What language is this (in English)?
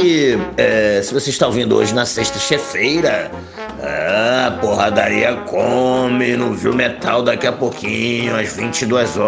Portuguese